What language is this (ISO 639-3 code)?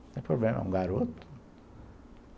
por